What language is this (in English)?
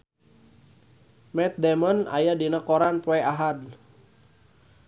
Sundanese